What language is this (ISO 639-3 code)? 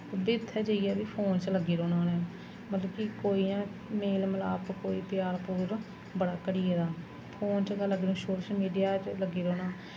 doi